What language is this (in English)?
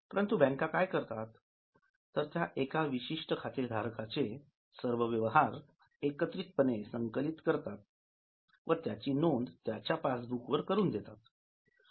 Marathi